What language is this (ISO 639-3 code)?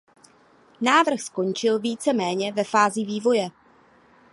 ces